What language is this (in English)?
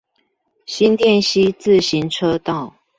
Chinese